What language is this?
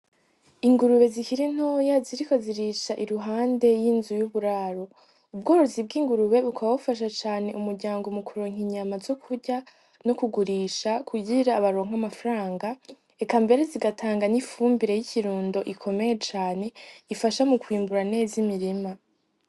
Rundi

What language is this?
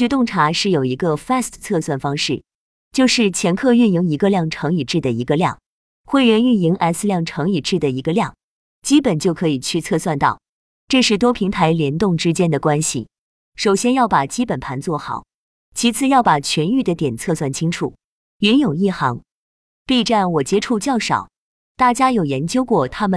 Chinese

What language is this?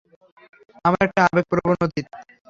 Bangla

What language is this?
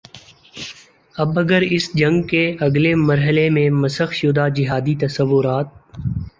Urdu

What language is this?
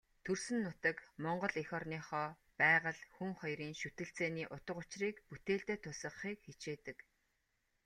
Mongolian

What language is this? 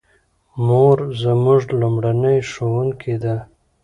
Pashto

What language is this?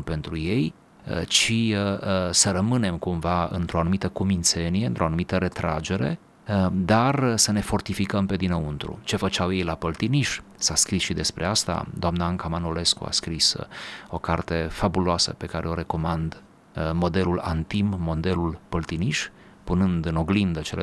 Romanian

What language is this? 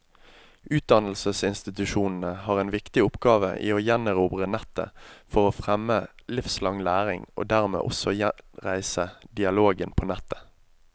Norwegian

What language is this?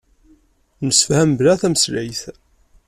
Kabyle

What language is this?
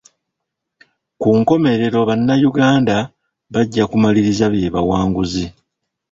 Ganda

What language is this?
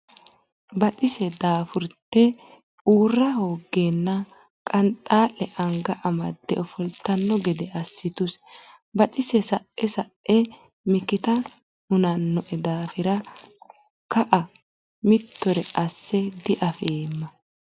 Sidamo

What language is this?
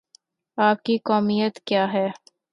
Urdu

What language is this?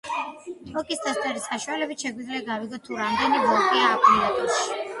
Georgian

